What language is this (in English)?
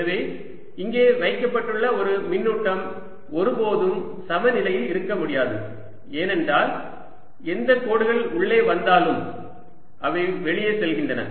Tamil